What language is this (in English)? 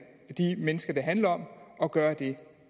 Danish